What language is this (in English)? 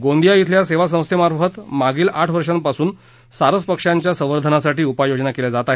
Marathi